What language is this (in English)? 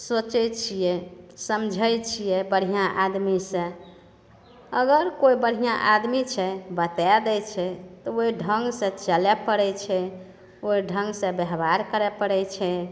Maithili